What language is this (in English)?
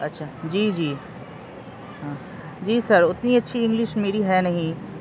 Urdu